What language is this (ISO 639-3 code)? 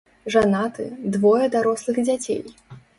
bel